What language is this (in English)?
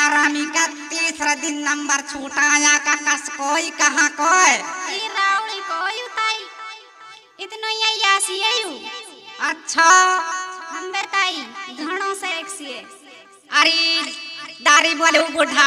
Indonesian